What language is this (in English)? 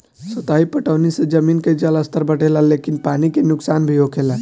Bhojpuri